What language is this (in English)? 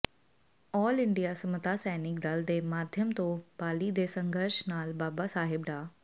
Punjabi